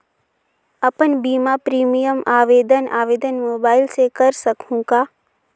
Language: Chhattisgarhi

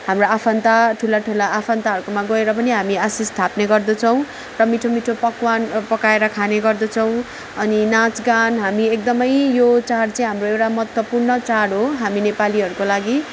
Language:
Nepali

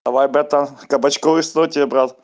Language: Russian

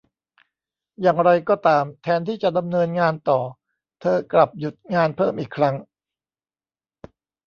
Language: Thai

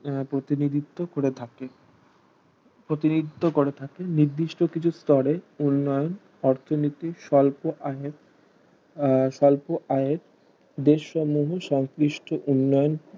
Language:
Bangla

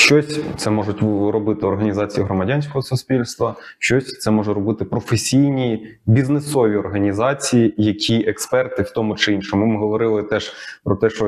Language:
Ukrainian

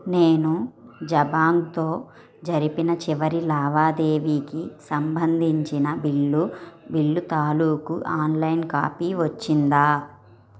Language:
Telugu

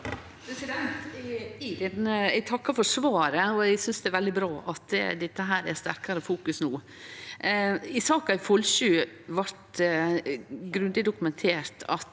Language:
Norwegian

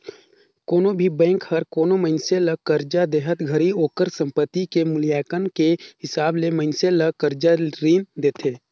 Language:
Chhattisgarhi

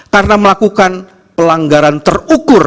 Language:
Indonesian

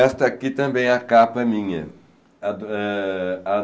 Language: Portuguese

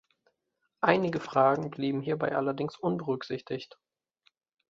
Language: German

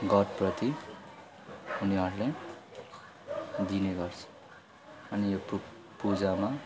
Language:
Nepali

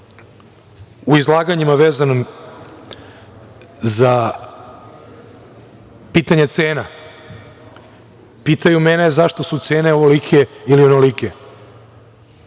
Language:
Serbian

